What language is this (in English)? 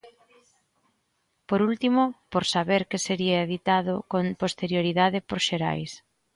Galician